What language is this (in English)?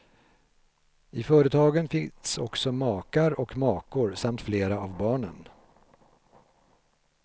Swedish